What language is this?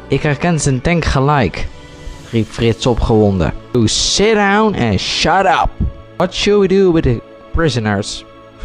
Dutch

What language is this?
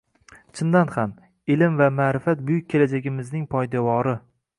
Uzbek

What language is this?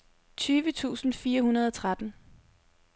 Danish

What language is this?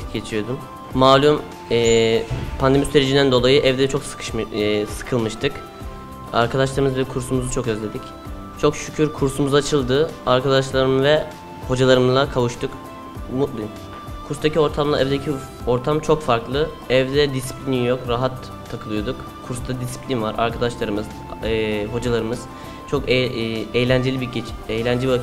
Turkish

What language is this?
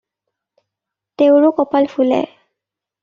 Assamese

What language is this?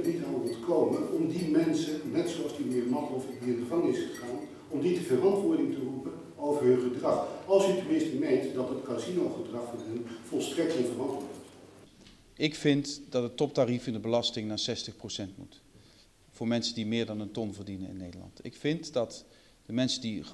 Dutch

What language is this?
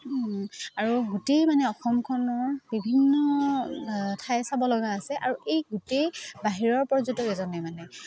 Assamese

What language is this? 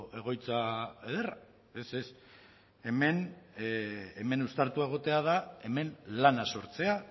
Basque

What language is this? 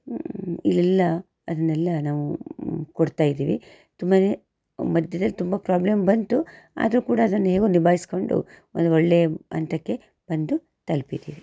Kannada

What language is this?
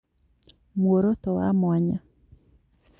Kikuyu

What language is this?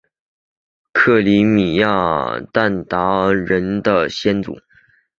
Chinese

